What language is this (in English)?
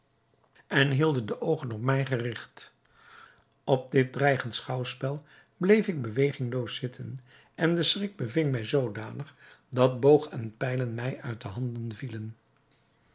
Dutch